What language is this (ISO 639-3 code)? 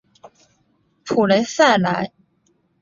zho